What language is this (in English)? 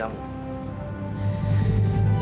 Indonesian